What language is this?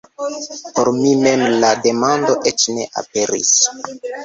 Esperanto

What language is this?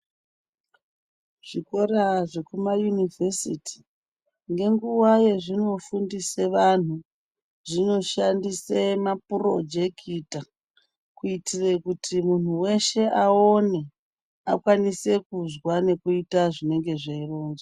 Ndau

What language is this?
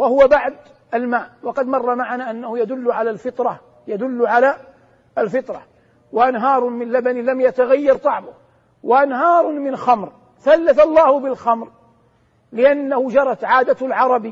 Arabic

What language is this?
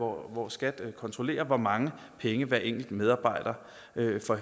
Danish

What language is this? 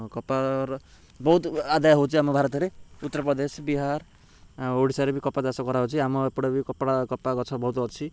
Odia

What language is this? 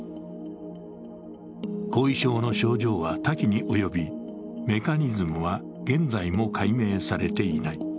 Japanese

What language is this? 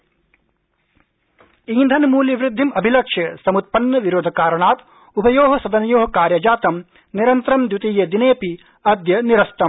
Sanskrit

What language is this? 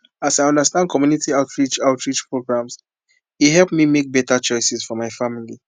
Nigerian Pidgin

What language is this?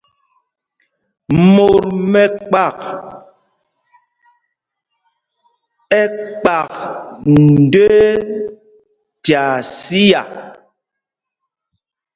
Mpumpong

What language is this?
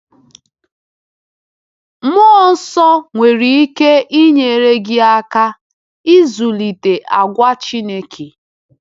Igbo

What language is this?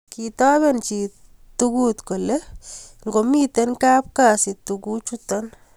Kalenjin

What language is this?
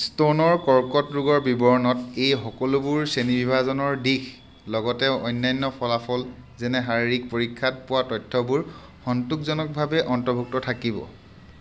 Assamese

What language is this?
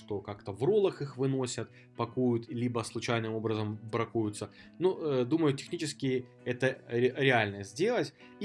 Russian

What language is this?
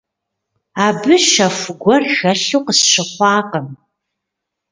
Kabardian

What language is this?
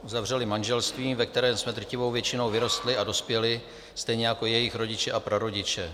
Czech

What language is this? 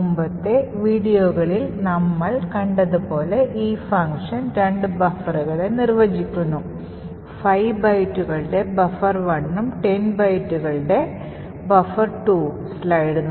Malayalam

